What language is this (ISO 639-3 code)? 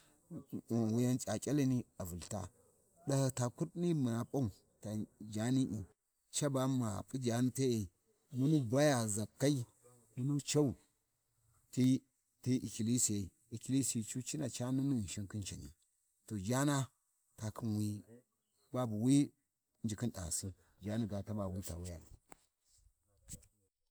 wji